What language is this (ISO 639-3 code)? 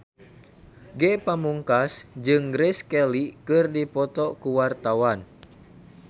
sun